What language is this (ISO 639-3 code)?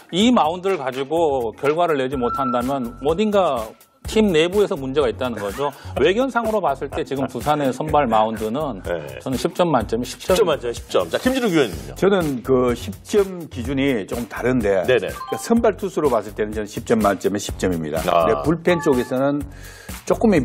kor